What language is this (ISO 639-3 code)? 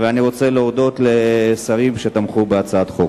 heb